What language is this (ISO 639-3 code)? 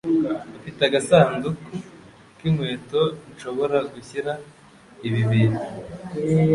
kin